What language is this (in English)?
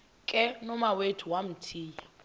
Xhosa